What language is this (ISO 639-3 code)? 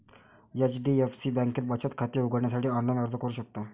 mar